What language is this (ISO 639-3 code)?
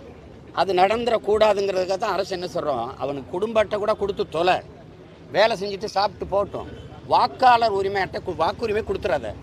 tur